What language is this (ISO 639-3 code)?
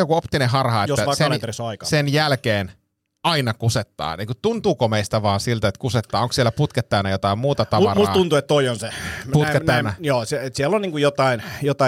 fin